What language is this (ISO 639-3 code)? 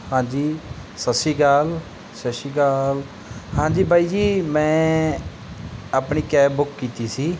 pan